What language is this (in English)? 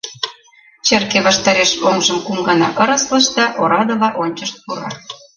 Mari